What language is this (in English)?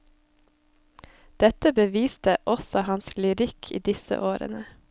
Norwegian